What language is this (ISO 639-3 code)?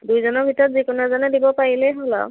asm